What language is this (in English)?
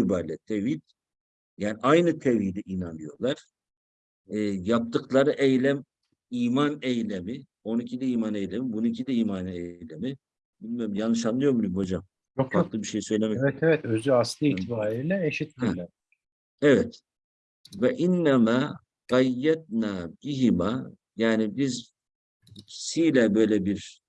Turkish